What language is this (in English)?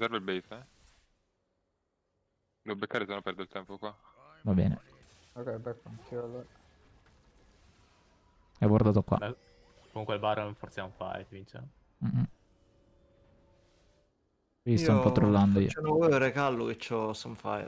Italian